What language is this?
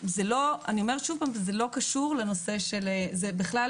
Hebrew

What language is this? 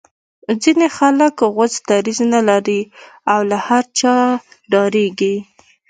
Pashto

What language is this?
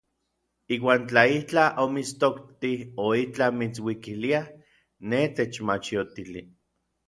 Orizaba Nahuatl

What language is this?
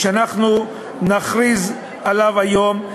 Hebrew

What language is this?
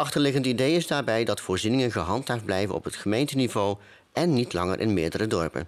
Dutch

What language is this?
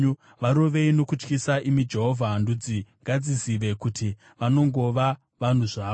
Shona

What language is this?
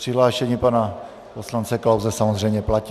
Czech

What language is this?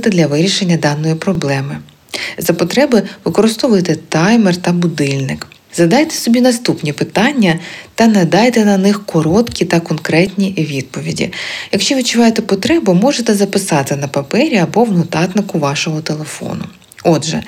Ukrainian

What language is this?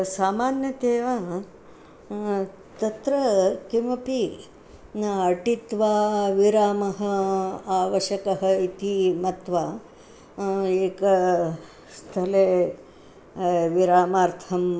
Sanskrit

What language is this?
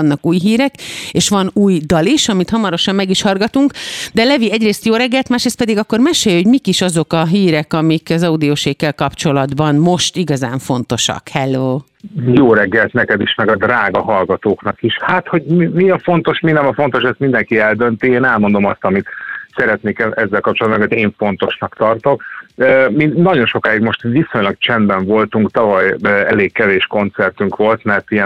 Hungarian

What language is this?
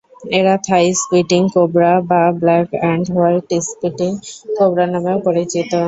Bangla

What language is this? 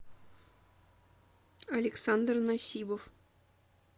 Russian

